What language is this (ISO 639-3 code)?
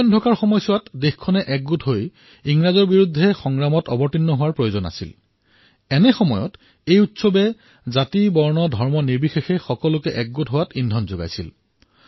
asm